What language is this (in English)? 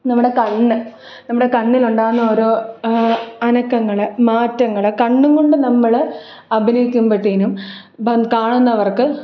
Malayalam